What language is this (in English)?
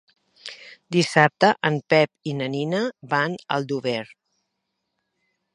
Catalan